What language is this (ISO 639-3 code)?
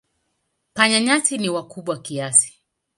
swa